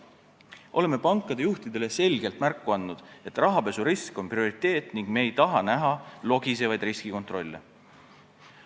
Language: Estonian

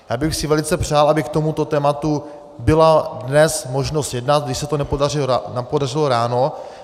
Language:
Czech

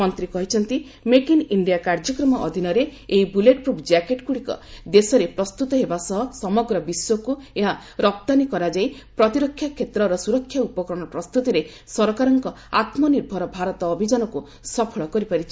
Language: Odia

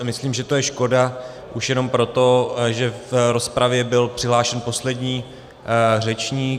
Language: Czech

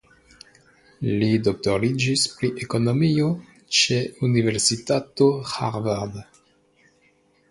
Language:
Esperanto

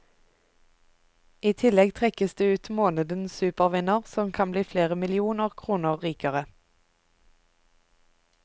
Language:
Norwegian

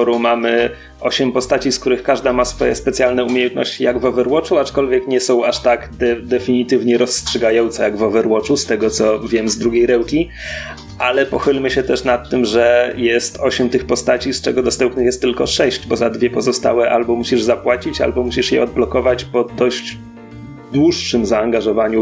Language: Polish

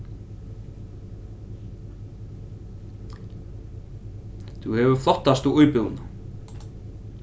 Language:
Faroese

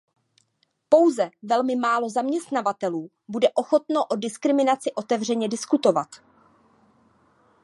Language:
Czech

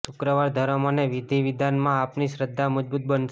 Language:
Gujarati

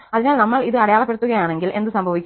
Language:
Malayalam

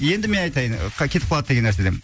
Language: Kazakh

